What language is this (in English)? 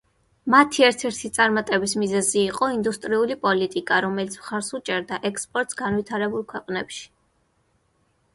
Georgian